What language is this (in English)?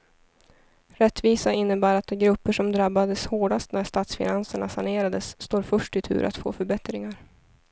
Swedish